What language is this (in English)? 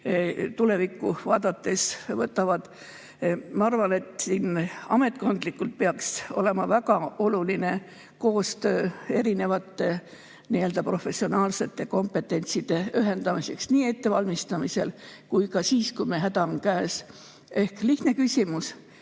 Estonian